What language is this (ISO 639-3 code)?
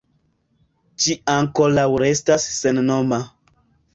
epo